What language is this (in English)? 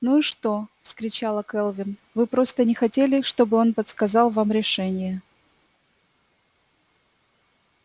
Russian